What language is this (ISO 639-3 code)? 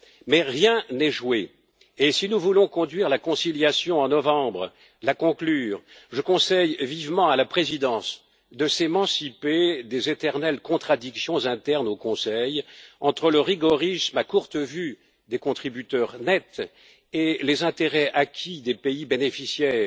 fra